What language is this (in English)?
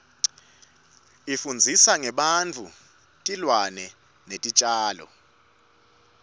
Swati